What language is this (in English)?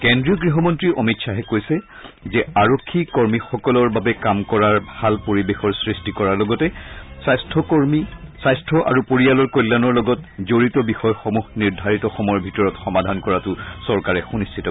Assamese